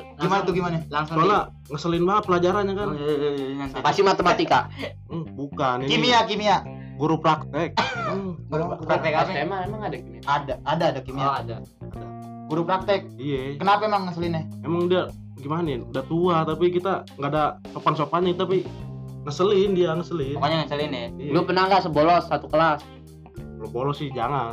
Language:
Indonesian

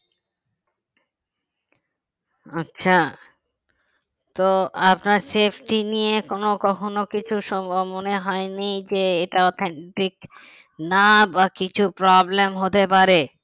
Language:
Bangla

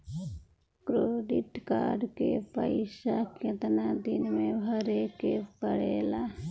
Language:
Bhojpuri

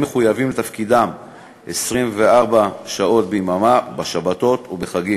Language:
Hebrew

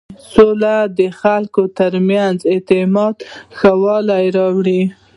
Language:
Pashto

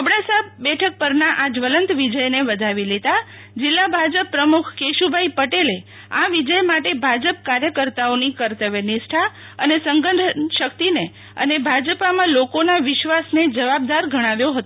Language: Gujarati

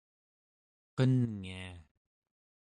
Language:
Central Yupik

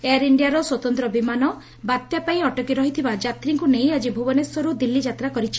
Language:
Odia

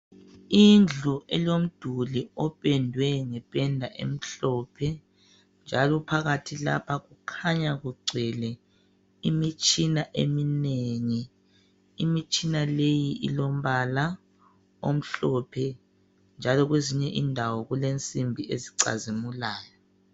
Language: North Ndebele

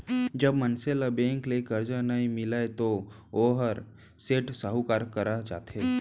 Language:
Chhattisgarhi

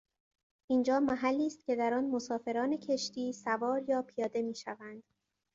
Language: Persian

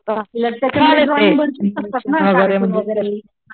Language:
Marathi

